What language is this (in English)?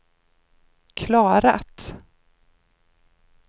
Swedish